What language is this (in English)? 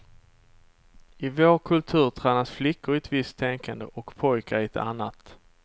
Swedish